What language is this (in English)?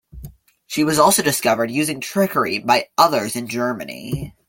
English